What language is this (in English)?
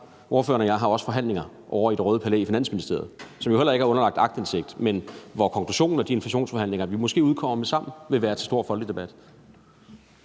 Danish